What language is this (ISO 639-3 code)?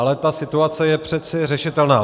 ces